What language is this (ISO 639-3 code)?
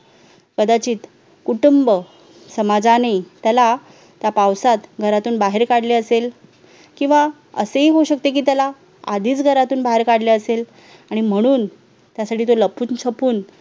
mar